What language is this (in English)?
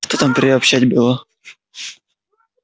Russian